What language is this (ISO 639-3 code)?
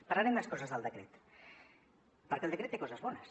cat